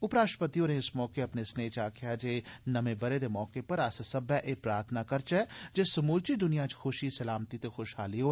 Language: Dogri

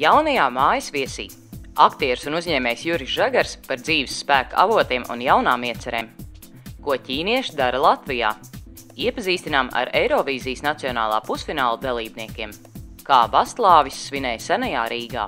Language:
Dutch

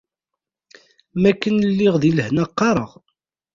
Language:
Kabyle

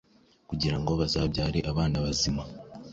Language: Kinyarwanda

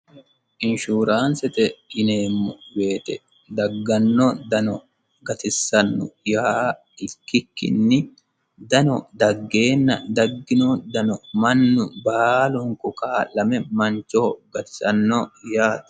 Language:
Sidamo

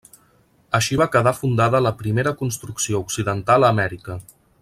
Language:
Catalan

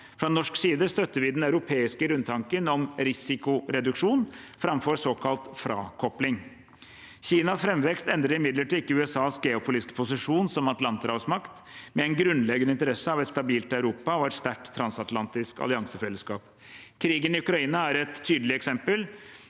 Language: Norwegian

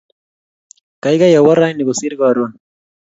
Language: Kalenjin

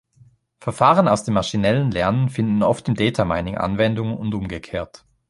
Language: German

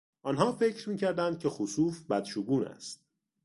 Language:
Persian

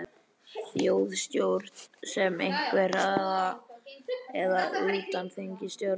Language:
Icelandic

